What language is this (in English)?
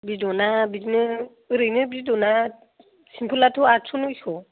Bodo